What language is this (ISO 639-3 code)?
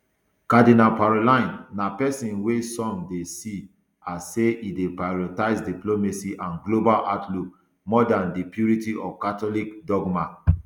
pcm